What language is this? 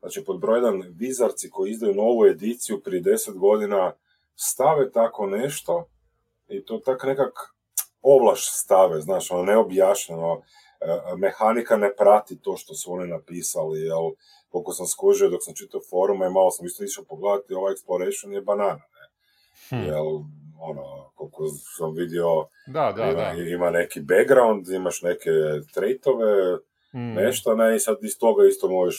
Croatian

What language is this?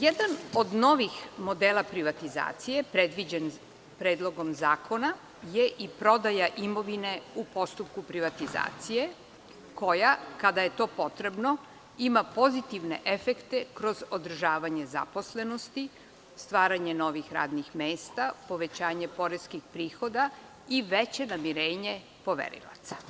Serbian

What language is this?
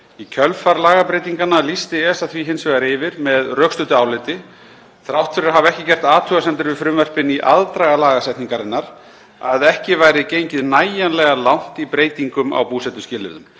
Icelandic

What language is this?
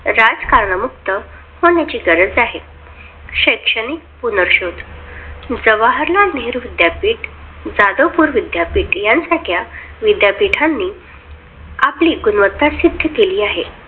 Marathi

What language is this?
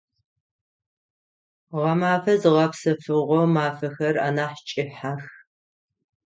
Adyghe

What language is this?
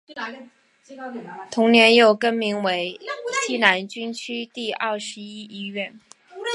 Chinese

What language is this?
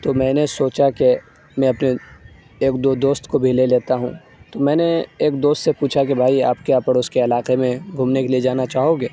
Urdu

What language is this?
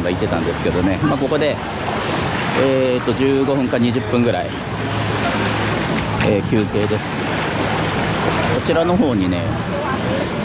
Japanese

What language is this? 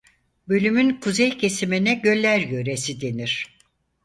Turkish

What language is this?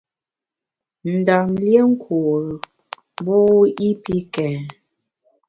Bamun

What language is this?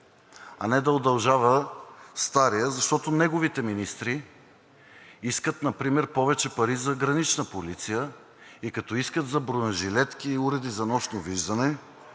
Bulgarian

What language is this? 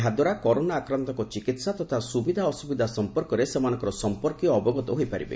Odia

